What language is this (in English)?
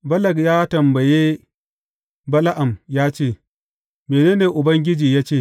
Hausa